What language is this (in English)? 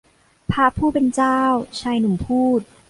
Thai